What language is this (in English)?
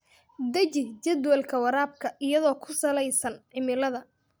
Somali